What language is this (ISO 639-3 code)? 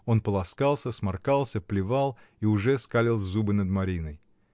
rus